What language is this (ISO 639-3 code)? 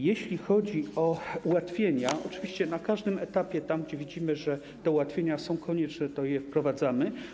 pol